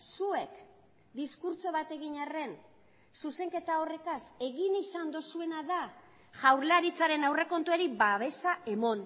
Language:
Basque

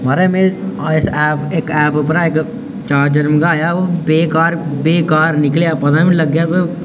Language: Dogri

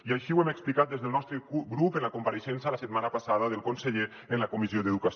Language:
Catalan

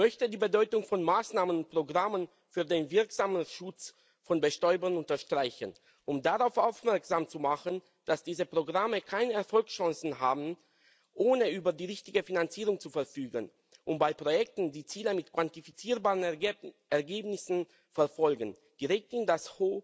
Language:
German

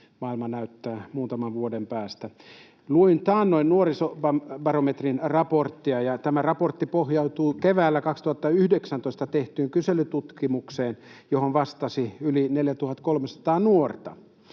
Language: Finnish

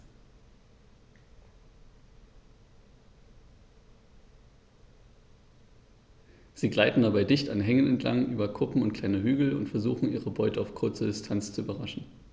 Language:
German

